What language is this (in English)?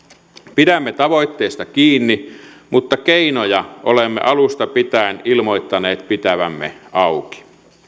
Finnish